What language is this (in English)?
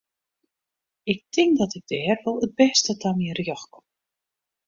Western Frisian